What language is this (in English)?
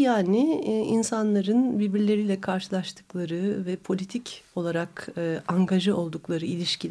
Turkish